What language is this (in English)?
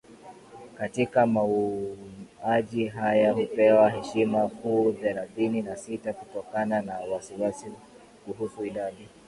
Swahili